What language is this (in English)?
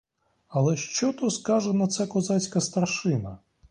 Ukrainian